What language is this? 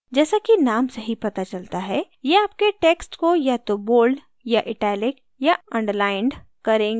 Hindi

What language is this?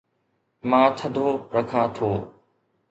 Sindhi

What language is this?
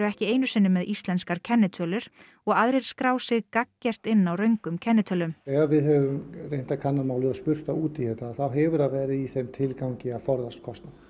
Icelandic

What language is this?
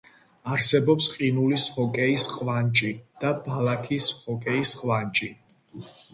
Georgian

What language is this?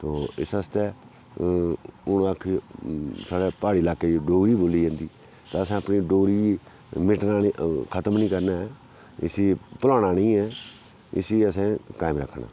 Dogri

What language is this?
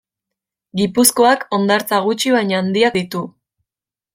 Basque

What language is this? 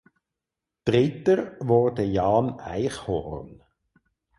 German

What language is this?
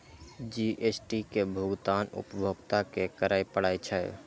Maithili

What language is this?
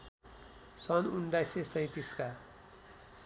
Nepali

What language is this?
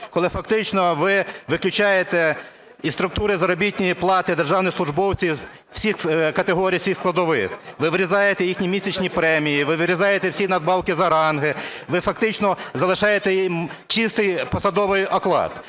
Ukrainian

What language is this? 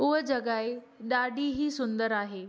Sindhi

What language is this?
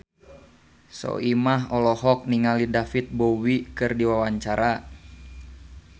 Sundanese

